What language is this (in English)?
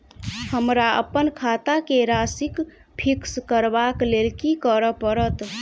Maithili